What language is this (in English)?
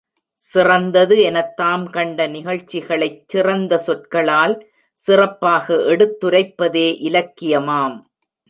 Tamil